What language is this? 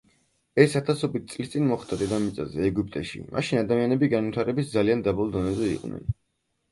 Georgian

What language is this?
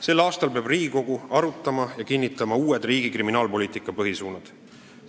Estonian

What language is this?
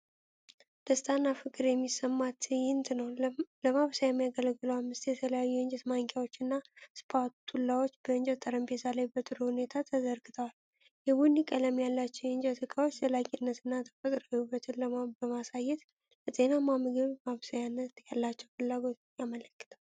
Amharic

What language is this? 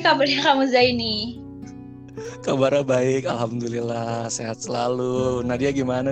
Indonesian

